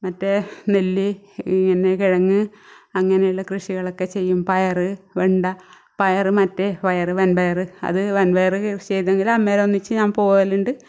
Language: Malayalam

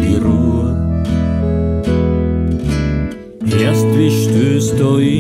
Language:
Romanian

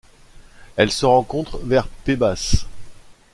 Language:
French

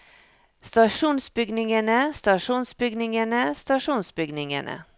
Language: Norwegian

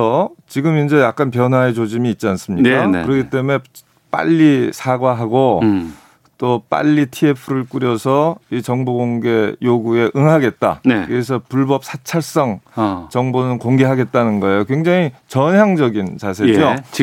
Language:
Korean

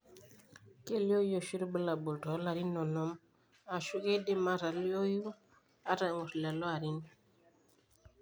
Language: Masai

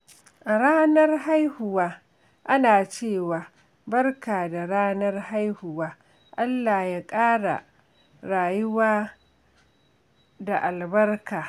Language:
Hausa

